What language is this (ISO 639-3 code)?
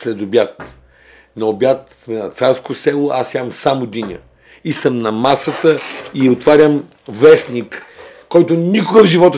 bul